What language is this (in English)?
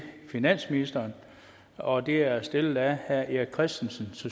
Danish